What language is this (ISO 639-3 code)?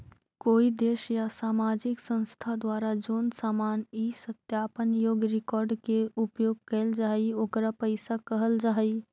mag